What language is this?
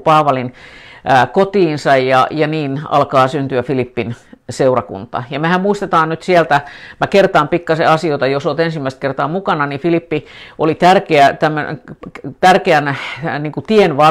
Finnish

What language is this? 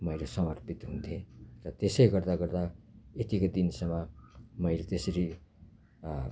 Nepali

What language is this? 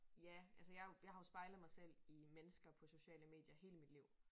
Danish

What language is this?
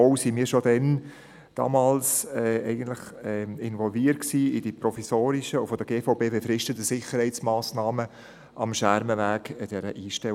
Swiss German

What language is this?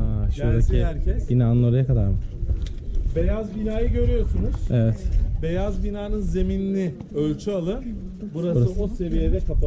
Turkish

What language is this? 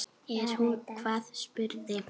Icelandic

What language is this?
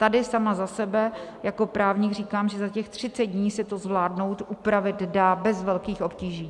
Czech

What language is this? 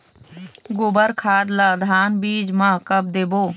Chhattisgarhi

